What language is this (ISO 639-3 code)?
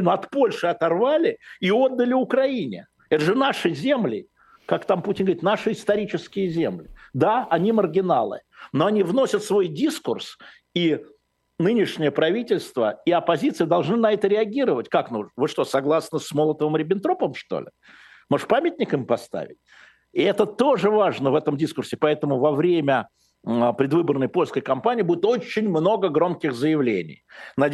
rus